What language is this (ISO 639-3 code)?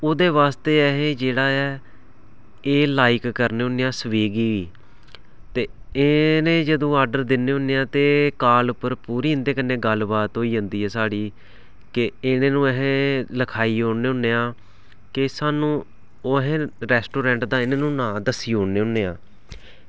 doi